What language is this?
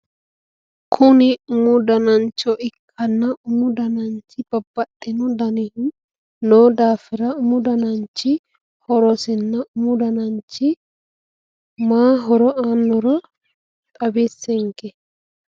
Sidamo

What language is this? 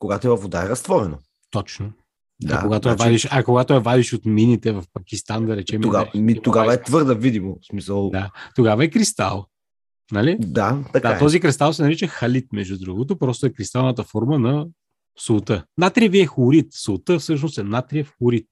Bulgarian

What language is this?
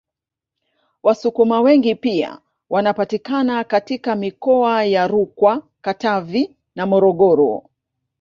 Swahili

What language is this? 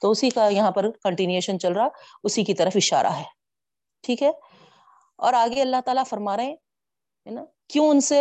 Urdu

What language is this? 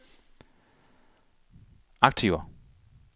Danish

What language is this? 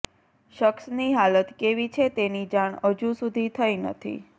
Gujarati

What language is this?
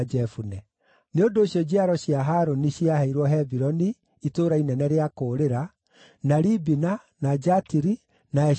Kikuyu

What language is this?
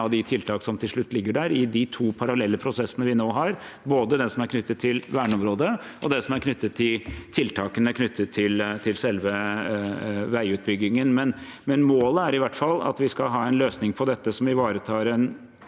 Norwegian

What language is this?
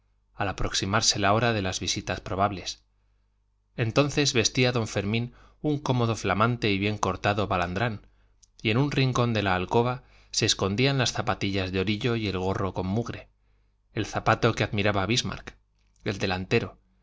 Spanish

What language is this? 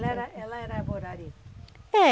Portuguese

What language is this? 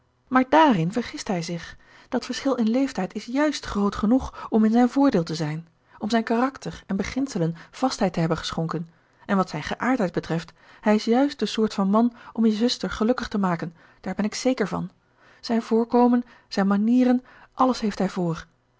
Dutch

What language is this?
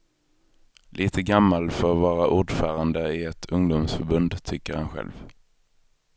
Swedish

